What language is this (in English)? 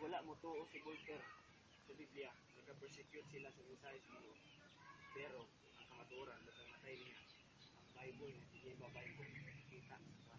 Filipino